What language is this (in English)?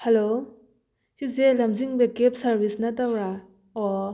Manipuri